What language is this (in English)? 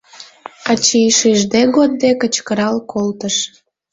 Mari